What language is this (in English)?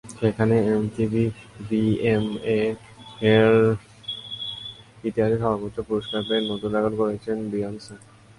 Bangla